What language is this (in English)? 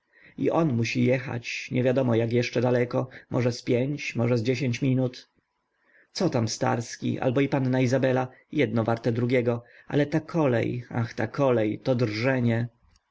Polish